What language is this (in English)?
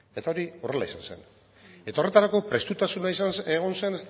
Basque